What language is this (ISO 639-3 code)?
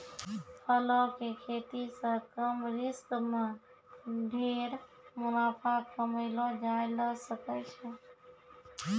mai